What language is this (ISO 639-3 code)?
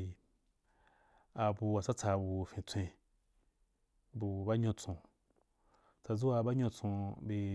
juk